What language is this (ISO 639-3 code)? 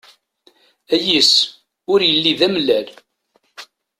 kab